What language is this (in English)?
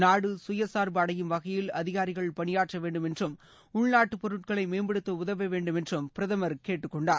Tamil